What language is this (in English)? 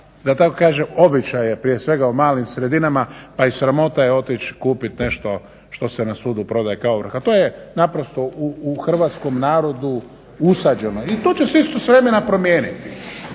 Croatian